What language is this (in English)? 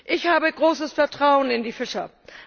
German